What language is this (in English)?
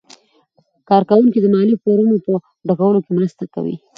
Pashto